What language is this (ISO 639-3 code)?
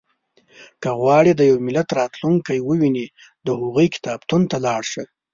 pus